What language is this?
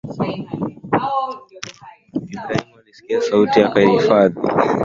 Swahili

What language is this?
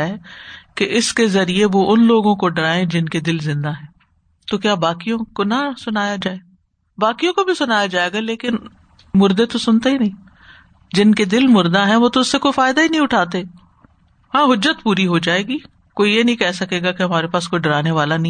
Urdu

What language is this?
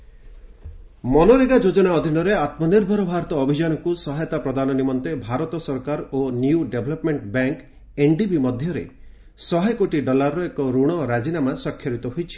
Odia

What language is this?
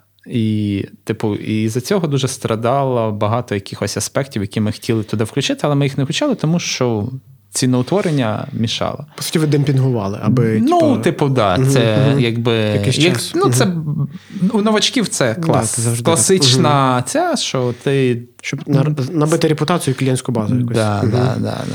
Ukrainian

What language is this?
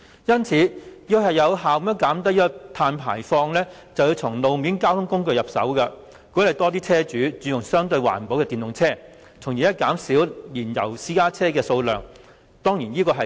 Cantonese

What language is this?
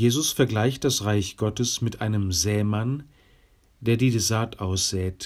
German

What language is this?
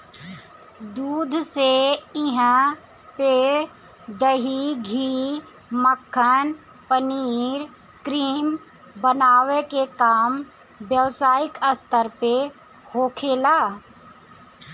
Bhojpuri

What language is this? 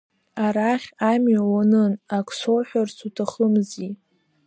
Abkhazian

